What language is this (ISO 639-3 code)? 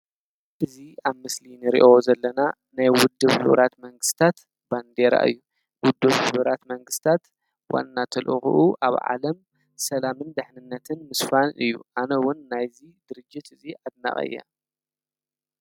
tir